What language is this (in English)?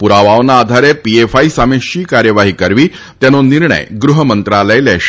Gujarati